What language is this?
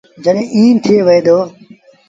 Sindhi Bhil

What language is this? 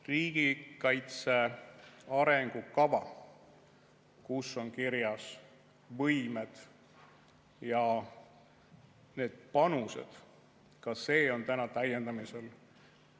Estonian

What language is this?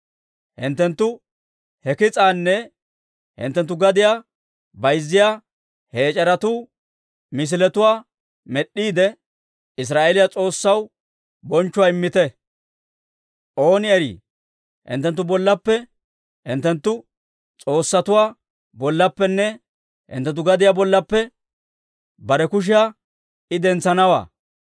Dawro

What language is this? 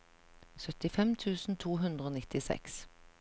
Norwegian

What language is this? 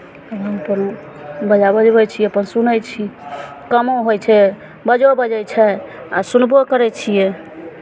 Maithili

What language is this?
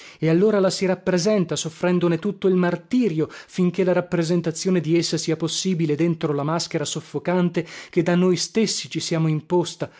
Italian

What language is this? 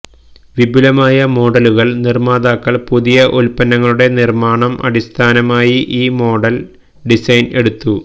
Malayalam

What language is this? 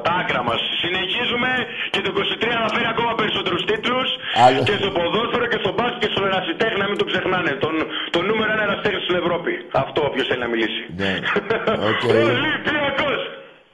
Greek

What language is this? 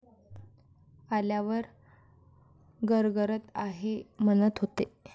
Marathi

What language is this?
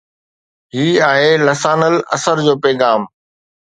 Sindhi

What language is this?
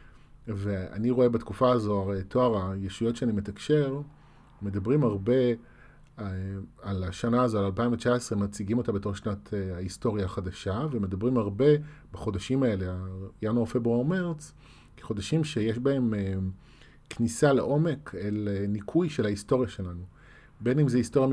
Hebrew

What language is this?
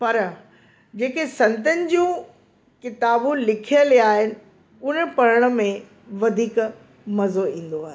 Sindhi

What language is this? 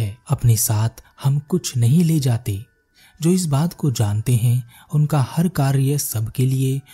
Hindi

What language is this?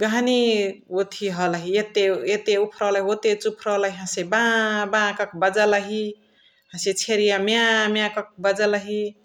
Chitwania Tharu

